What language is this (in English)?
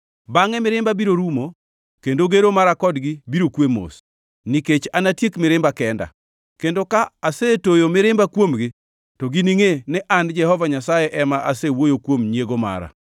Luo (Kenya and Tanzania)